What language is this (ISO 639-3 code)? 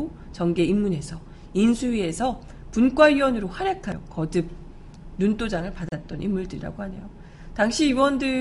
kor